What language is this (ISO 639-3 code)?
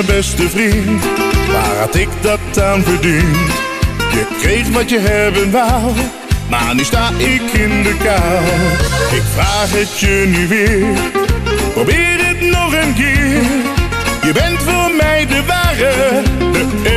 nld